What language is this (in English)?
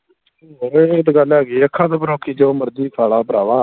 Punjabi